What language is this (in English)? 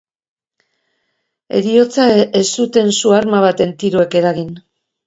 Basque